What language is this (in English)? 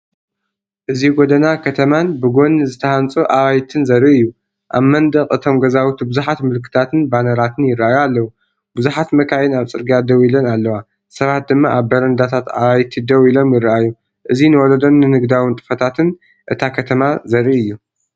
Tigrinya